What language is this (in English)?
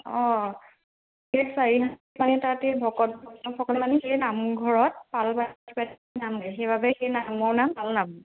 Assamese